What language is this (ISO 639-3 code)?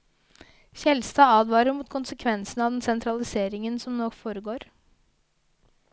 nor